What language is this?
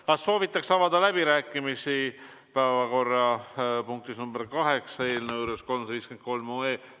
Estonian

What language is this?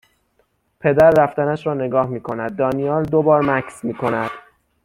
Persian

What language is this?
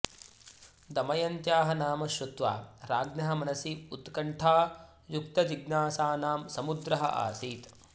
Sanskrit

